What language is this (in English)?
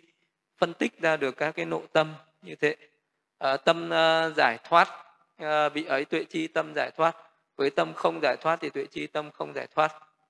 Vietnamese